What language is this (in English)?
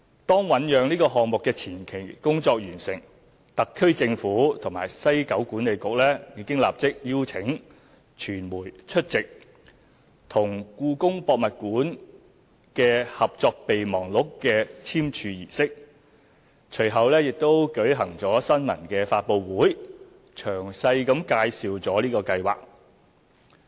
Cantonese